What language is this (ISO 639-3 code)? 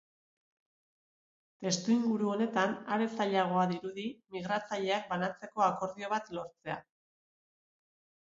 eus